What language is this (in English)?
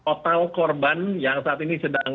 Indonesian